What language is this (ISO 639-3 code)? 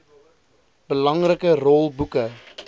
afr